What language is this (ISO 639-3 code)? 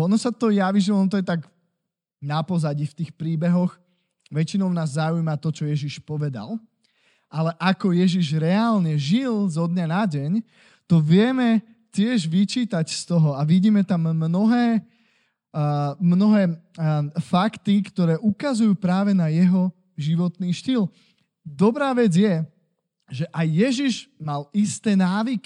slk